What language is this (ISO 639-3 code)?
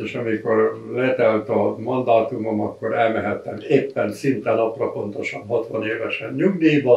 hun